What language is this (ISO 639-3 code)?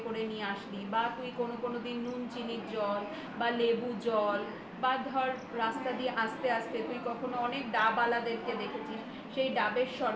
ben